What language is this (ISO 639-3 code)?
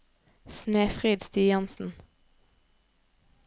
nor